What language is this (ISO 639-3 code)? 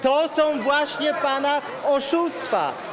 pol